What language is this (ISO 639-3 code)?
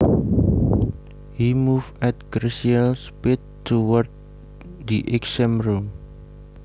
jav